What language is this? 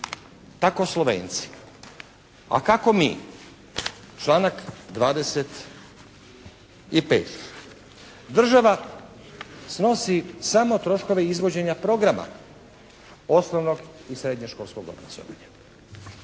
Croatian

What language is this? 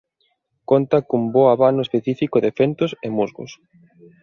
Galician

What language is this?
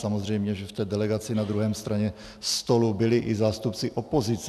Czech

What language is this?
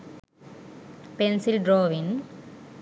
Sinhala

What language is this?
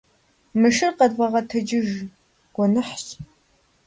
Kabardian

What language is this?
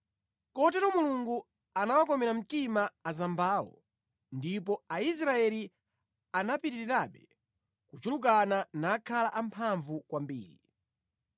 Nyanja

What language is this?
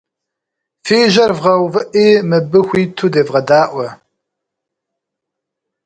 Kabardian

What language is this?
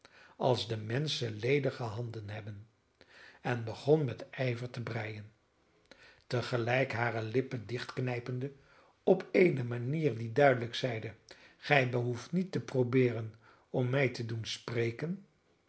Dutch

